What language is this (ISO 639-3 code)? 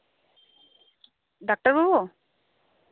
sat